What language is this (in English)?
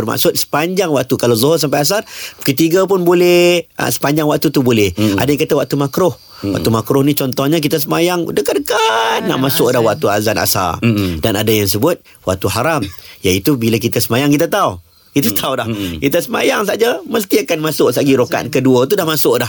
Malay